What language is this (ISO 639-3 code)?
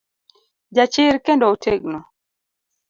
luo